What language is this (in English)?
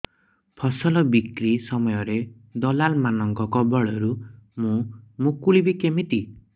Odia